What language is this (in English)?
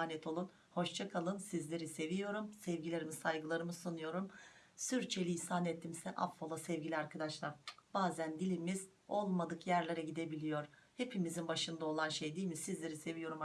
Turkish